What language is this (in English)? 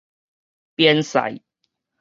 Min Nan Chinese